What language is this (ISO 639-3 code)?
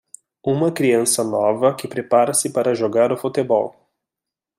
por